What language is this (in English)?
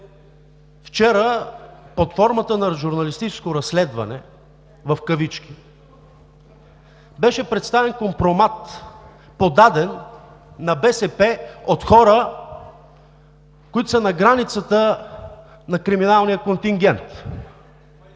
Bulgarian